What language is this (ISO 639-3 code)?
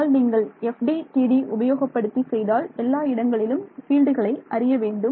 tam